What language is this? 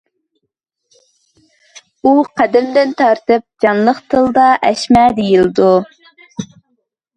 Uyghur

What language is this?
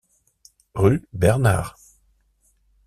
French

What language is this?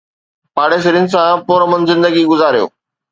Sindhi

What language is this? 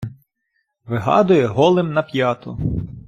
Ukrainian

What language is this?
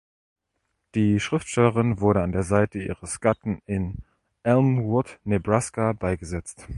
German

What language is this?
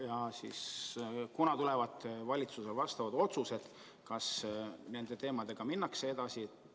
Estonian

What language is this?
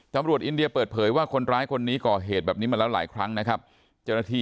Thai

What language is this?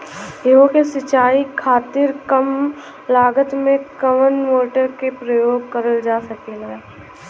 Bhojpuri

